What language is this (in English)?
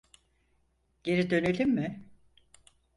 Turkish